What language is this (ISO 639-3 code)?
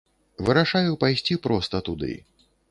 bel